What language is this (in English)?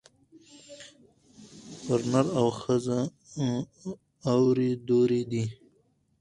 Pashto